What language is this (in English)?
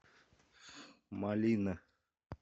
Russian